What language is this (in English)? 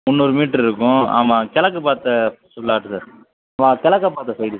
Tamil